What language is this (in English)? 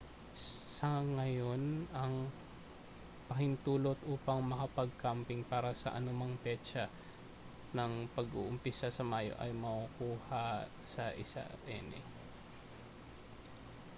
Filipino